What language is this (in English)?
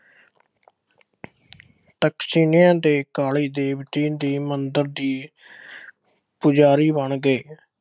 Punjabi